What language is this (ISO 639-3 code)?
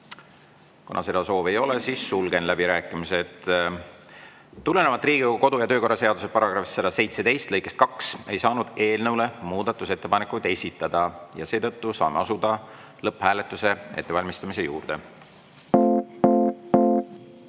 est